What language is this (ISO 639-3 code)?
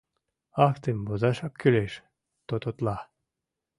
chm